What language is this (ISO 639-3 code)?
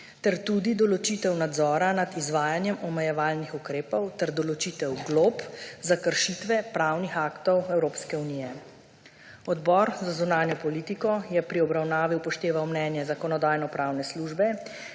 slv